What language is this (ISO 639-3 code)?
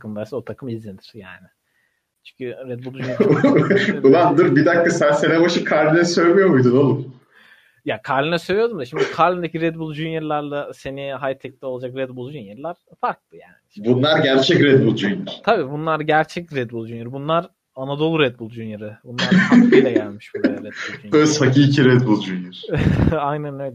tur